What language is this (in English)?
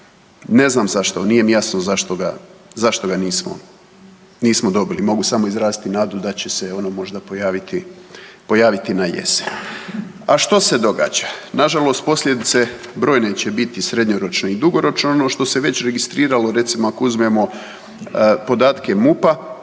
Croatian